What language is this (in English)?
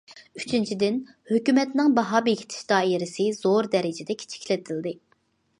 Uyghur